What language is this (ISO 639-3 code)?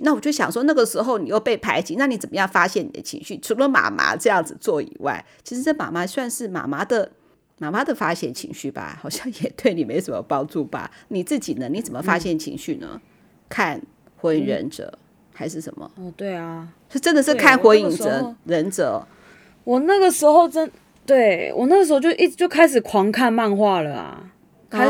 zho